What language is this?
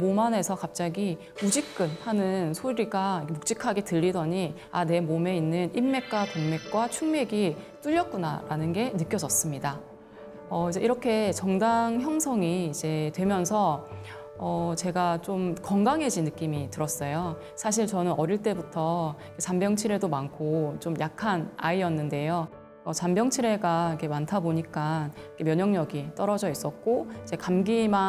Korean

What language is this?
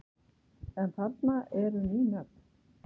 Icelandic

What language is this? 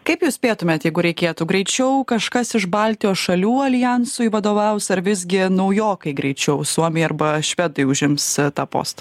Lithuanian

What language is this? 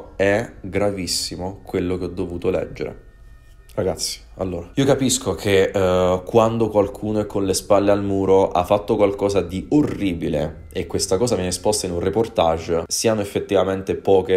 Italian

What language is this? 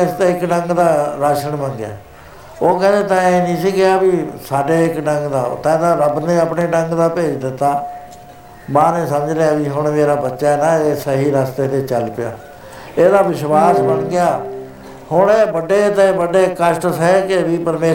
Punjabi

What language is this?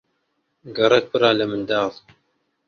Central Kurdish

